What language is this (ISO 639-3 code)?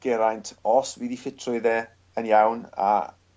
cym